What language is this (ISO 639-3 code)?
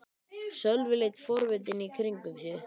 isl